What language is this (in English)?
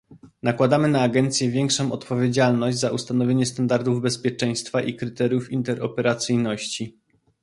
Polish